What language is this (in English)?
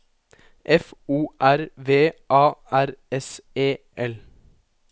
Norwegian